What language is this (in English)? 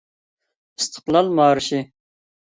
Uyghur